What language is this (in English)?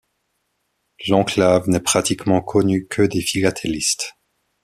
French